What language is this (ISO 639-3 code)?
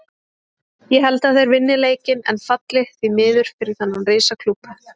isl